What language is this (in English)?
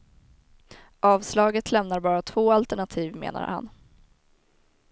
Swedish